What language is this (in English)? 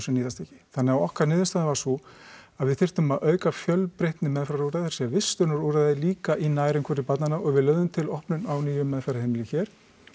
Icelandic